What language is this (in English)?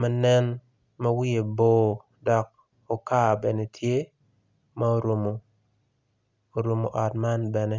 Acoli